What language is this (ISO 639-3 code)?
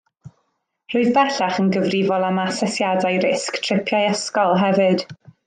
cym